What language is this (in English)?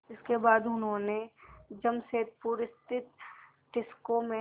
Hindi